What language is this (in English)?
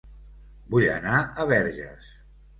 Catalan